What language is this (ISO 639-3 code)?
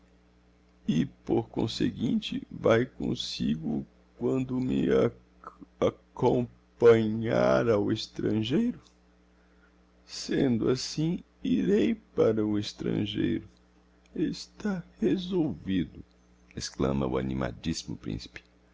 por